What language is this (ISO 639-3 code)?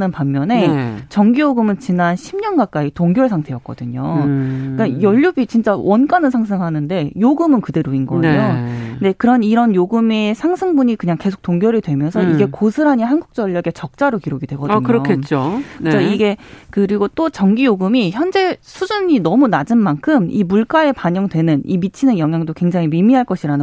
kor